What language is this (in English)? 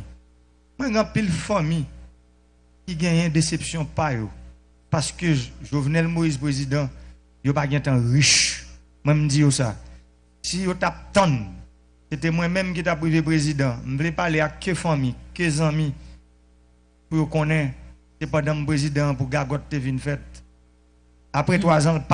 French